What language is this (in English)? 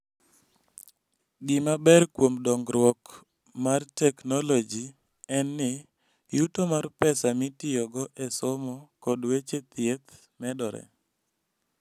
Luo (Kenya and Tanzania)